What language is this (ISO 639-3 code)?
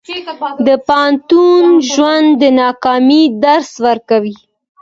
pus